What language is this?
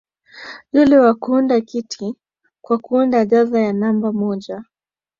Swahili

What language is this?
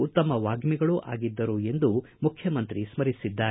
Kannada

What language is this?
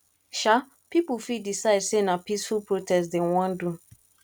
Nigerian Pidgin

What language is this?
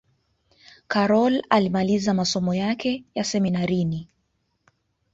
Swahili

